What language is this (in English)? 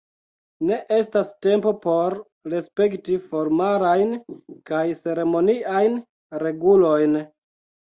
Esperanto